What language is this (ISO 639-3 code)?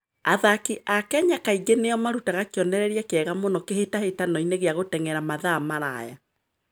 kik